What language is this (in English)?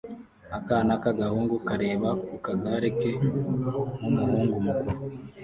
Kinyarwanda